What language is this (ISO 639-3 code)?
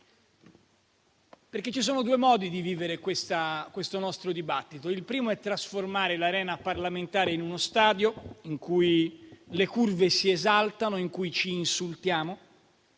ita